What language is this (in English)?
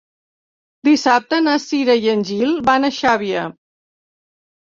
Catalan